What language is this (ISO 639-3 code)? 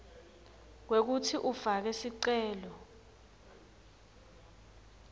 ssw